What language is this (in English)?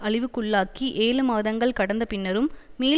Tamil